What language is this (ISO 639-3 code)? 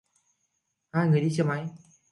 vie